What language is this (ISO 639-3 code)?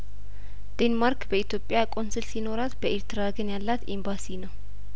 amh